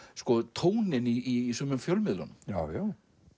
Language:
Icelandic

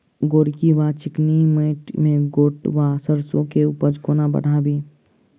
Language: Maithili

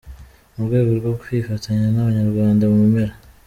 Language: Kinyarwanda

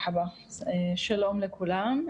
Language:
Hebrew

